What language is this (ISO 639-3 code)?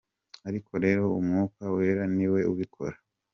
kin